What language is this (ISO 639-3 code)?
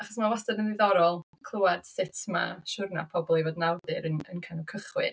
cym